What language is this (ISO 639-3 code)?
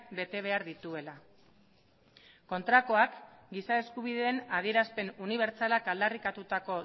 eus